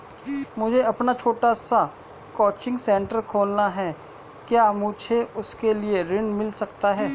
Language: Hindi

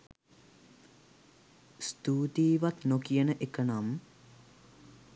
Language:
Sinhala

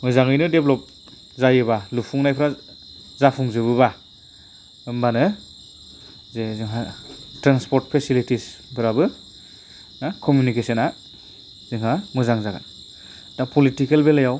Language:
Bodo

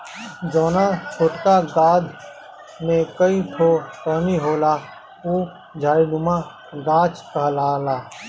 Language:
Bhojpuri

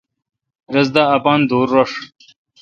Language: Kalkoti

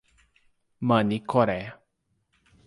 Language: Portuguese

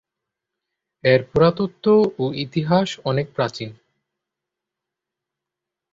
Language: Bangla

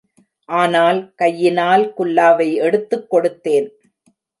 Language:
Tamil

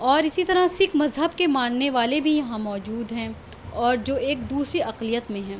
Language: Urdu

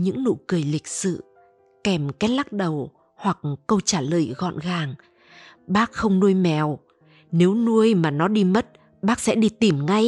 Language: Vietnamese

